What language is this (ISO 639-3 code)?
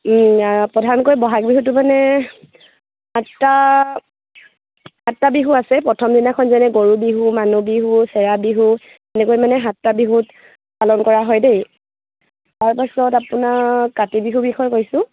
asm